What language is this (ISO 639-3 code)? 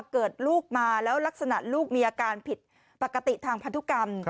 tha